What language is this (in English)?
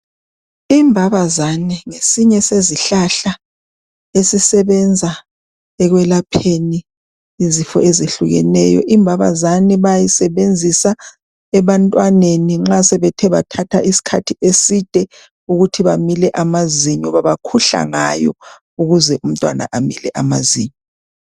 North Ndebele